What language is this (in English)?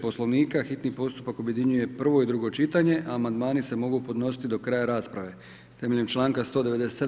Croatian